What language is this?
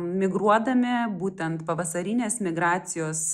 Lithuanian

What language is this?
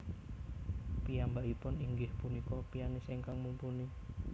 Javanese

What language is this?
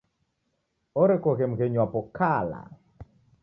Taita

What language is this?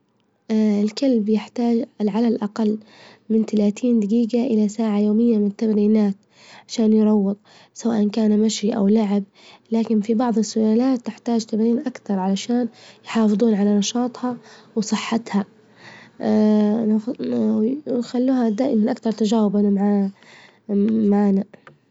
Libyan Arabic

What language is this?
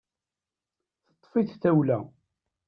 Kabyle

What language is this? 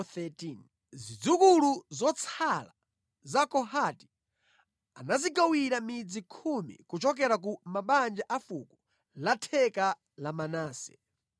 Nyanja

